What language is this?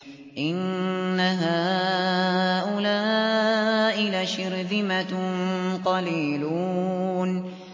Arabic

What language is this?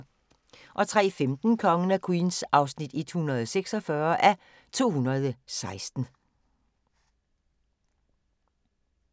Danish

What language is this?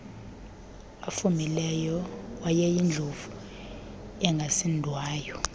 Xhosa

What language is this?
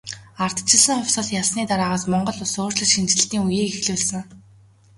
Mongolian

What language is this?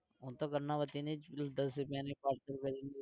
Gujarati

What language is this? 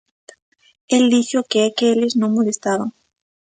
Galician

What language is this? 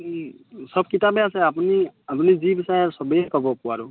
Assamese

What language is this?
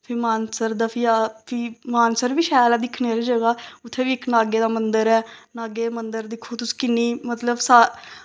Dogri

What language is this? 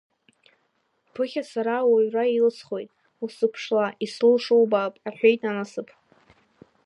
Abkhazian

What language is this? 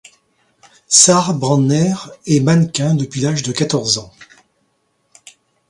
French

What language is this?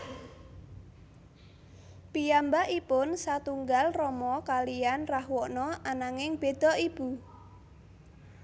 Javanese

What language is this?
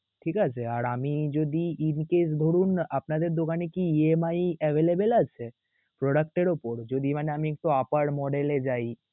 Bangla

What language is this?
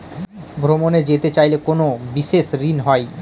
Bangla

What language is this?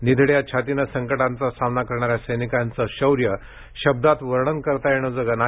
Marathi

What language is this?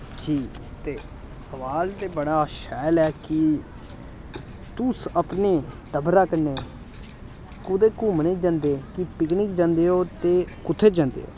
Dogri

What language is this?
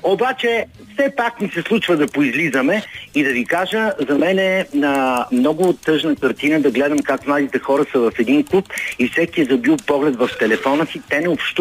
Bulgarian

